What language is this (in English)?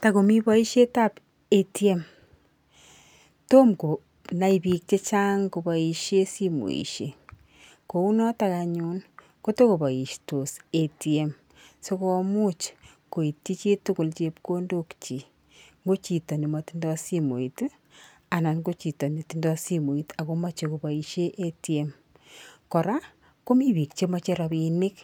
Kalenjin